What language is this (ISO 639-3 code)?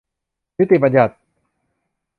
tha